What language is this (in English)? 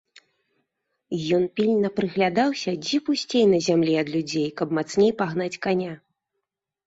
Belarusian